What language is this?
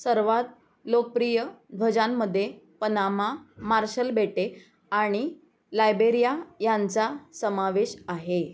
Marathi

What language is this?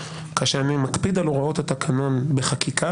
Hebrew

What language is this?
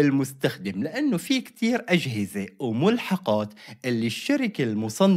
Arabic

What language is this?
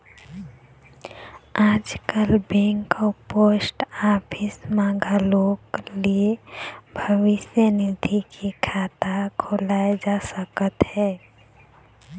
Chhattisgarhi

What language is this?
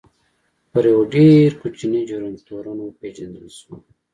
Pashto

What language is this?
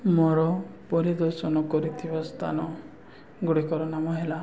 Odia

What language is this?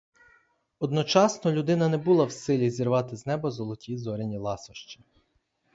Ukrainian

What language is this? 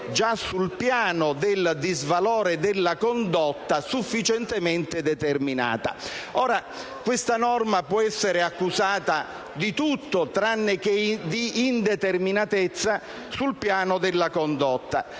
Italian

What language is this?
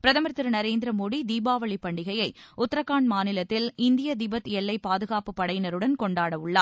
Tamil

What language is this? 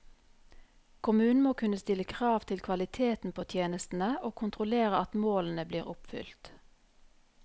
Norwegian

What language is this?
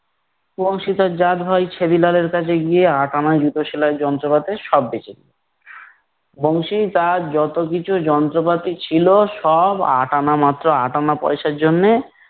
Bangla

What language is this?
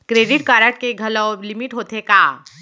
Chhattisgarhi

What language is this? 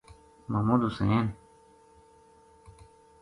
Gujari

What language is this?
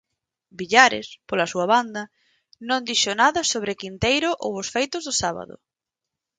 Galician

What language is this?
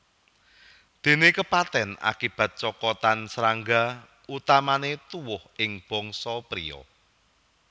Javanese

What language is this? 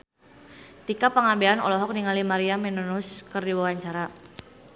Sundanese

